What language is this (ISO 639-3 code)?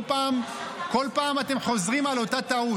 heb